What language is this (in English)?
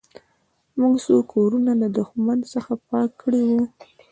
Pashto